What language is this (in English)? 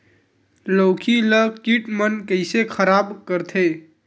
Chhattisgarhi